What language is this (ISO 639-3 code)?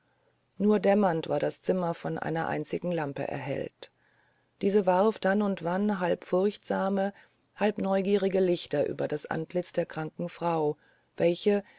deu